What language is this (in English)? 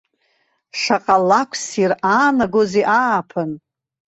Abkhazian